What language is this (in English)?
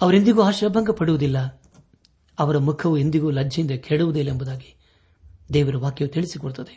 Kannada